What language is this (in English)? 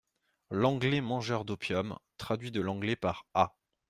French